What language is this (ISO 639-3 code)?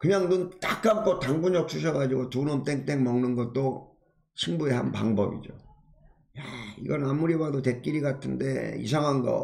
kor